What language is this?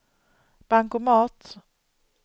Swedish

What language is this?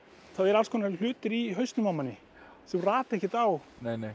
Icelandic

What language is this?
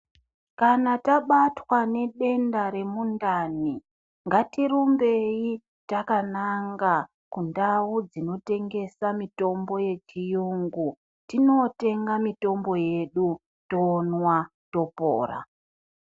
Ndau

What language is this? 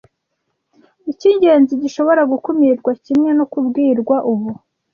Kinyarwanda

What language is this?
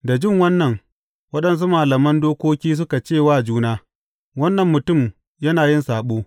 Hausa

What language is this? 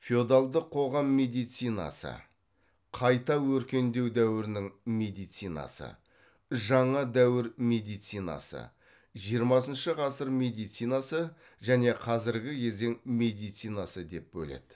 Kazakh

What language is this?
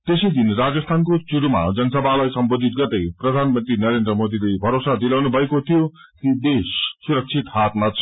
Nepali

